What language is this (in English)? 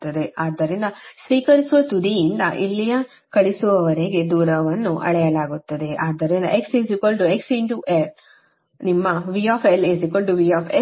Kannada